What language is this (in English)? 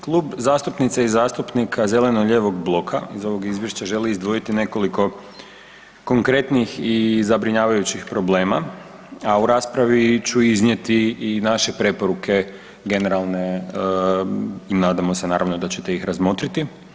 Croatian